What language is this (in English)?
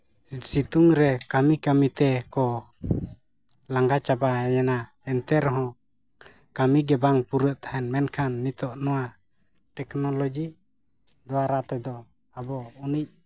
Santali